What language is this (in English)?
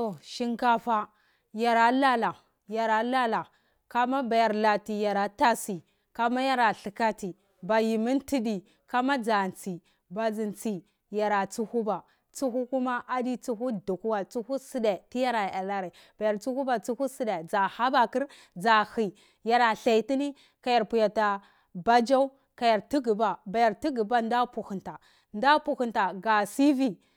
Cibak